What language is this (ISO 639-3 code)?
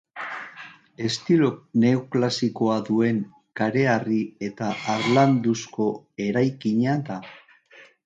eus